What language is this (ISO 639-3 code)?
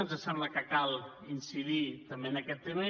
cat